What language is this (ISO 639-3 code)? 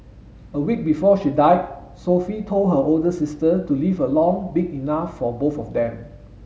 eng